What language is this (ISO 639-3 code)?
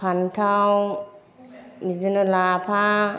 brx